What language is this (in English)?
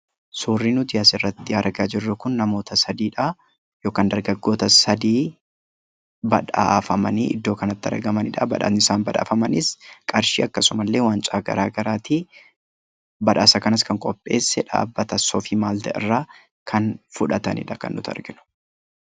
Oromo